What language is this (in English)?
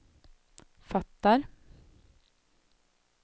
Swedish